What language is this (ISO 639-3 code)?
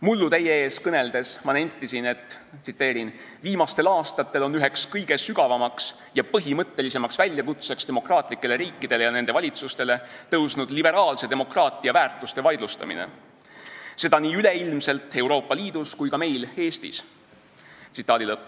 est